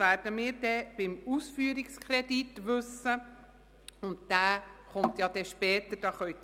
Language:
Swiss German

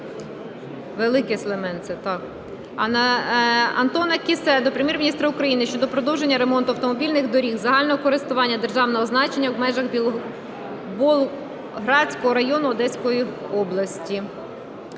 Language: Ukrainian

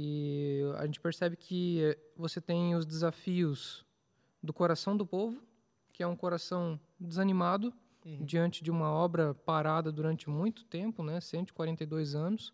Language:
Portuguese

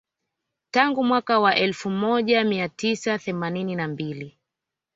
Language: Swahili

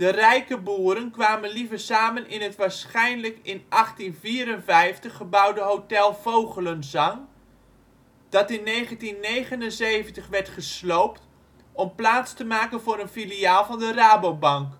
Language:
Dutch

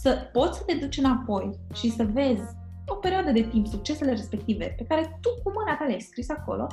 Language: Romanian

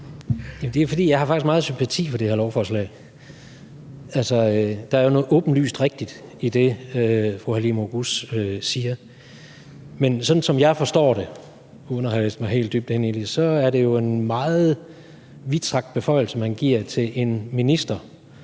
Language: Danish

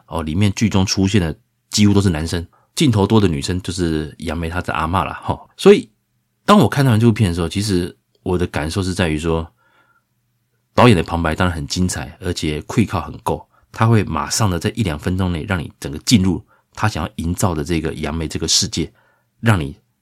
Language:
Chinese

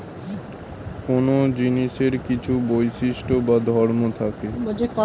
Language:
Bangla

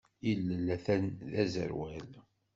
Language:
Kabyle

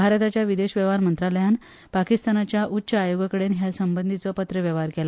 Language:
Konkani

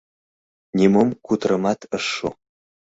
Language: Mari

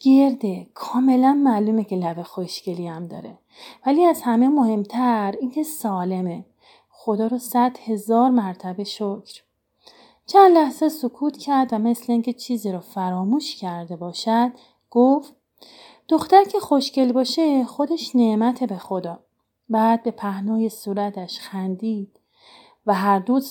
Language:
Persian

